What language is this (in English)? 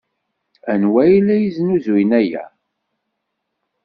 Kabyle